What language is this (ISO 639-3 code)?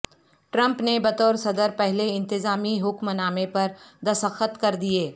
urd